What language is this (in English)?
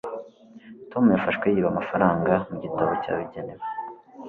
Kinyarwanda